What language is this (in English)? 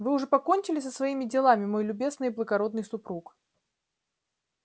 Russian